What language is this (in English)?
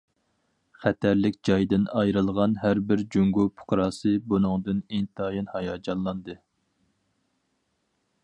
Uyghur